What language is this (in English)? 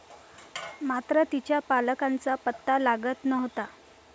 Marathi